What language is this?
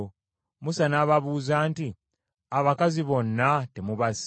Ganda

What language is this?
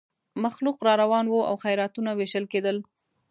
Pashto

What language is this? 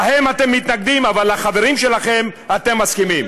Hebrew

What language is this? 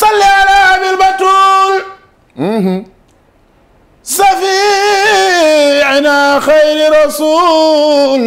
Arabic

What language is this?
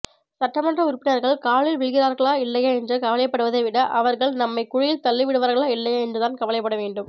Tamil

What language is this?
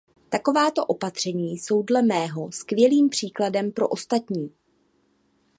Czech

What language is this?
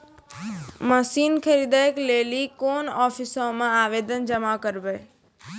Maithili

